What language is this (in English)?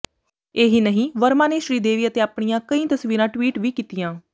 Punjabi